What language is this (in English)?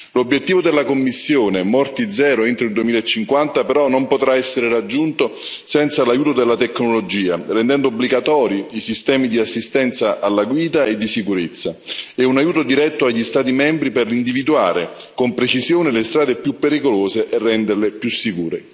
Italian